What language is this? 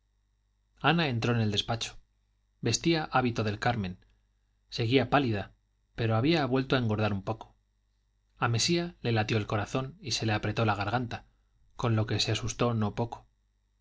Spanish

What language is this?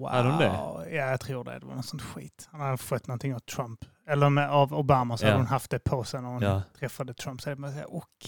Swedish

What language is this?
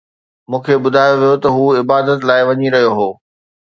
Sindhi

